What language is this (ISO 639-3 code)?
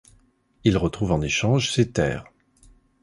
fra